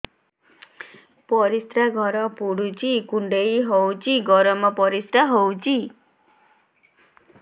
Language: Odia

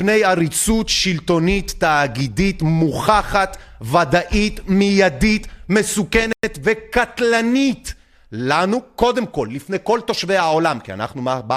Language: Hebrew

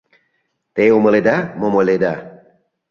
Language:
Mari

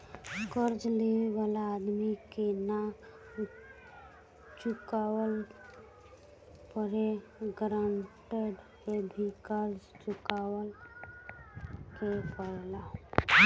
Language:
Bhojpuri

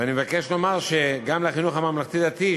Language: Hebrew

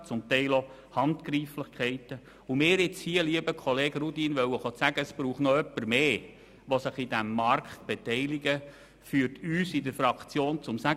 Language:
Swiss German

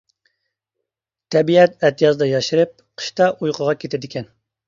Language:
Uyghur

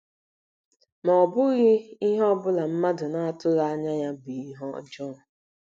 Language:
Igbo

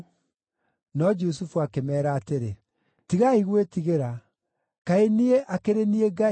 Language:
Kikuyu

